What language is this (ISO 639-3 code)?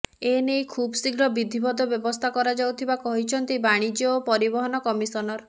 ori